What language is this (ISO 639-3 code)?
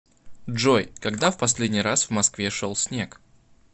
rus